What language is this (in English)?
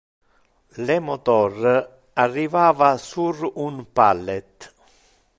Interlingua